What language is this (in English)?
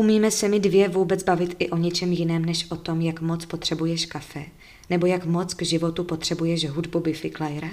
Czech